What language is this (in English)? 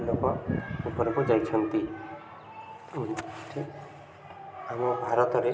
Odia